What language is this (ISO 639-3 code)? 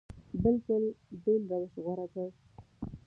pus